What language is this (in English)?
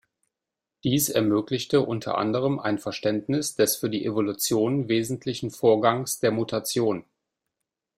German